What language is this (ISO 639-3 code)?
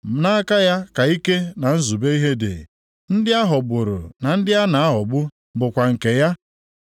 ibo